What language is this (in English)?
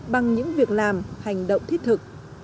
Vietnamese